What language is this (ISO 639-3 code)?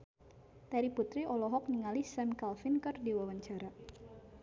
sun